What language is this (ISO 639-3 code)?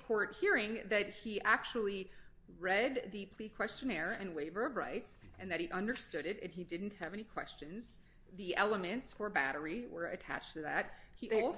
eng